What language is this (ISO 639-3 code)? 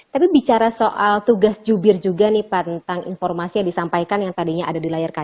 ind